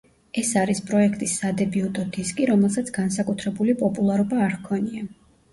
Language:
Georgian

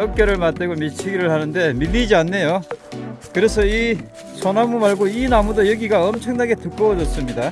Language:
Korean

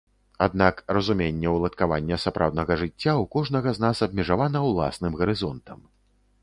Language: Belarusian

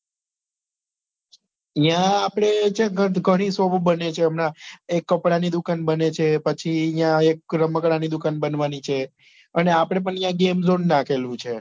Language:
Gujarati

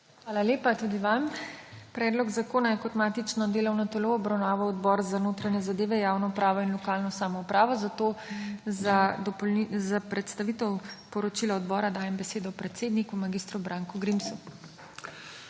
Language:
Slovenian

